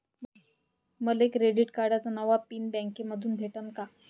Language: Marathi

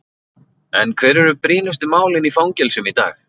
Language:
Icelandic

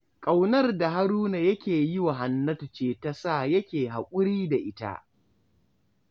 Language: Hausa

